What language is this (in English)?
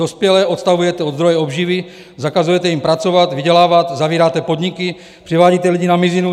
Czech